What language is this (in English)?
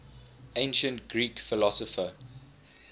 English